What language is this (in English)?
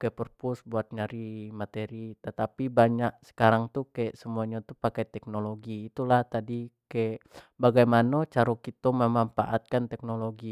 Jambi Malay